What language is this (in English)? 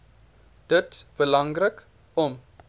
Afrikaans